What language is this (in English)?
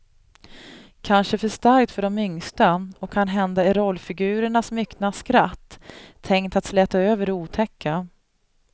Swedish